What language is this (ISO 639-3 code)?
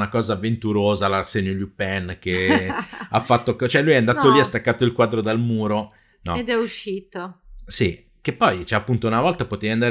ita